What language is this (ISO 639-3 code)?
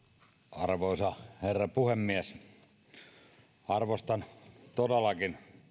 fin